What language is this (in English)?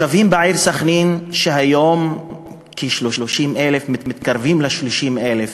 Hebrew